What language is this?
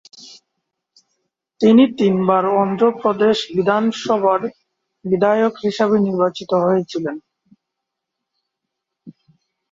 Bangla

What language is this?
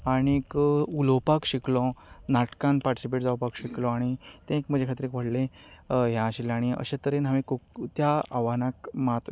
Konkani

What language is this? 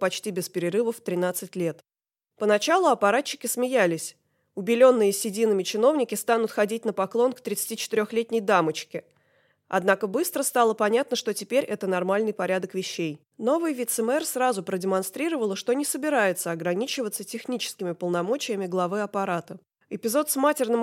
Russian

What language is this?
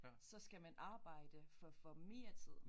Danish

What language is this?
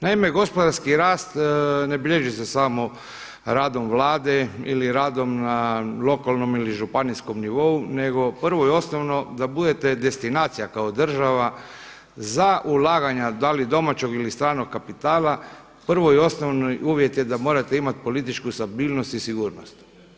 Croatian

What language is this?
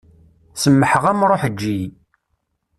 Kabyle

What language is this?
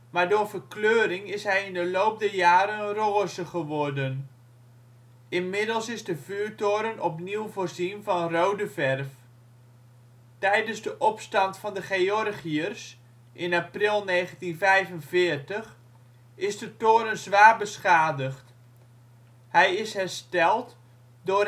Dutch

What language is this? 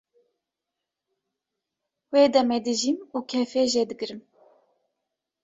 Kurdish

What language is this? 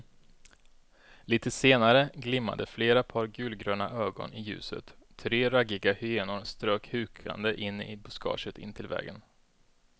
Swedish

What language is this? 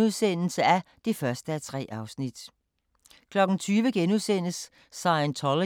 Danish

